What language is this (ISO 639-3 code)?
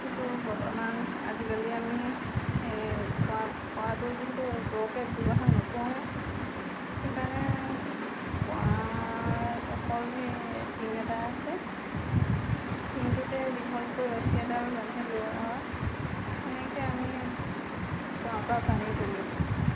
asm